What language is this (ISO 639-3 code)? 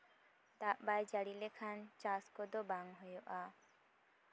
sat